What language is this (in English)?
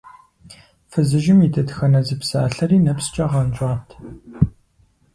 Kabardian